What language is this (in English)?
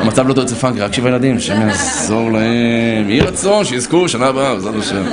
Hebrew